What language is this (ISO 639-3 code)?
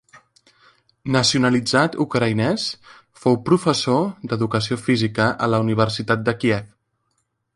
cat